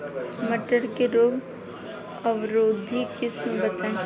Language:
Bhojpuri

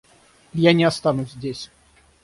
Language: Russian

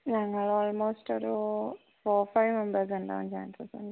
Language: Malayalam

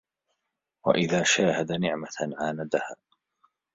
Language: Arabic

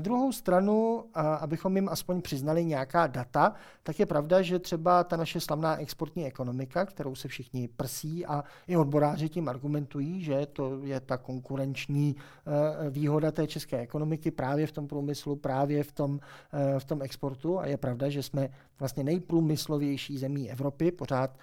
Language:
Czech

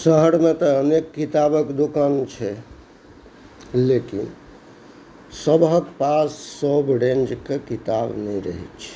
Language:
Maithili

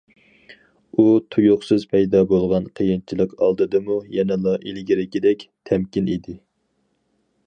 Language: Uyghur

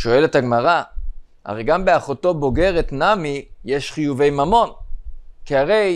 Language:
Hebrew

